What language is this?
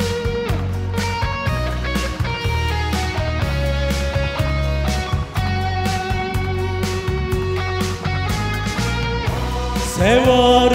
Korean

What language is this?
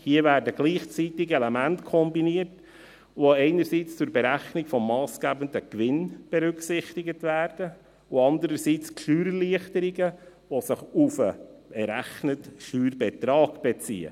Swiss German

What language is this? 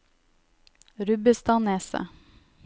Norwegian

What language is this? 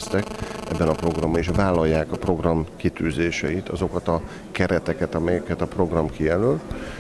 Hungarian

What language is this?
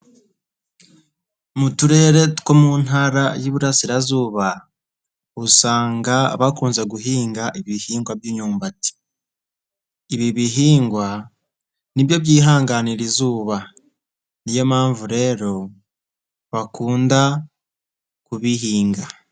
Kinyarwanda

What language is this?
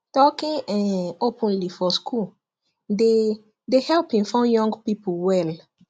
Nigerian Pidgin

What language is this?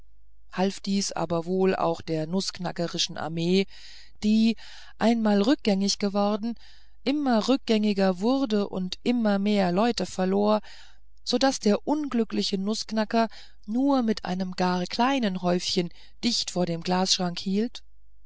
German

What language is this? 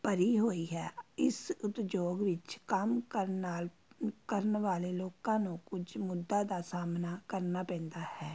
Punjabi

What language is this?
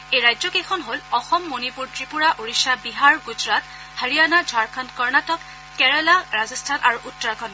Assamese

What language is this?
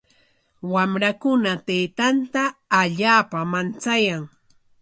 Corongo Ancash Quechua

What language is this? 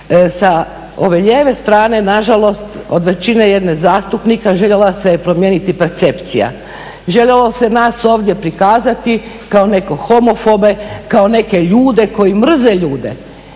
Croatian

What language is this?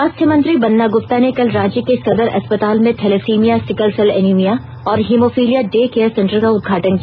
Hindi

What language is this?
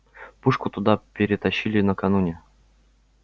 Russian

